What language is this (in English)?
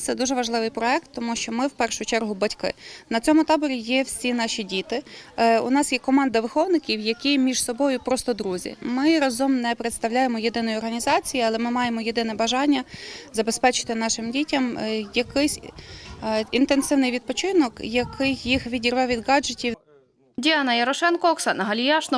Ukrainian